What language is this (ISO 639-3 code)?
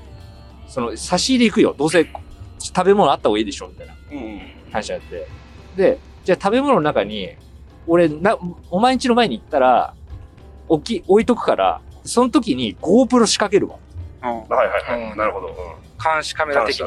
jpn